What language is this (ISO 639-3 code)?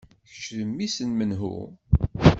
kab